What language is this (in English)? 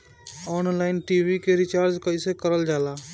Bhojpuri